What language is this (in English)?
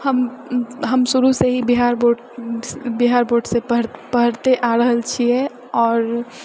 Maithili